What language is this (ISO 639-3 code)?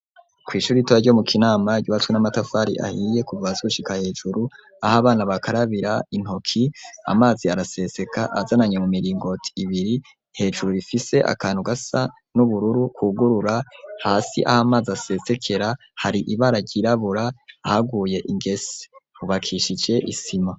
run